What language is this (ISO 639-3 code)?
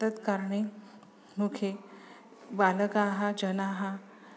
san